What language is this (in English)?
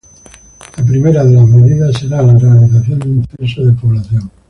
Spanish